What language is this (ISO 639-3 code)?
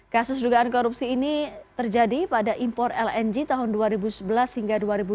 ind